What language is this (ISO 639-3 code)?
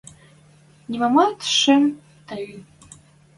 mrj